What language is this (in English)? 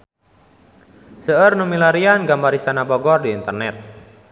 Sundanese